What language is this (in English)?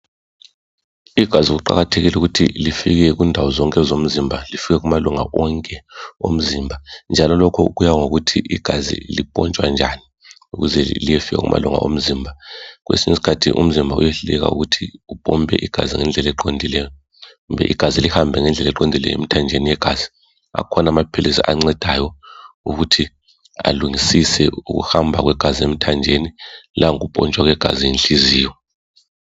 North Ndebele